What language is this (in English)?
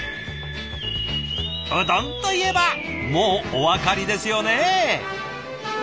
Japanese